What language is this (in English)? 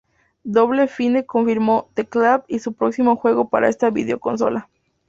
Spanish